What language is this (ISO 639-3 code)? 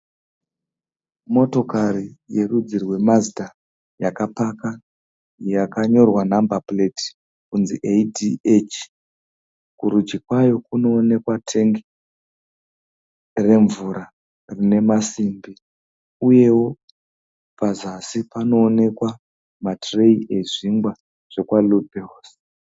sna